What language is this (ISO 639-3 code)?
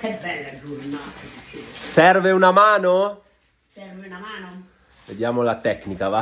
ita